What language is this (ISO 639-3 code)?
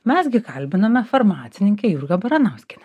lit